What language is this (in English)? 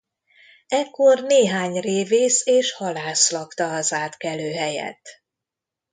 Hungarian